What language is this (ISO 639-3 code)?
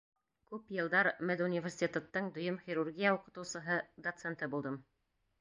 bak